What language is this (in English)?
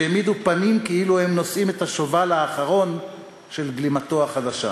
Hebrew